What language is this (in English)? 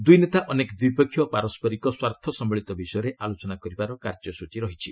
Odia